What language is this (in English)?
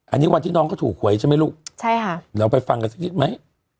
Thai